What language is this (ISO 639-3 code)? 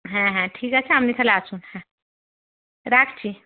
ben